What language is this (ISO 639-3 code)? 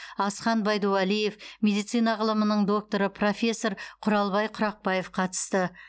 kaz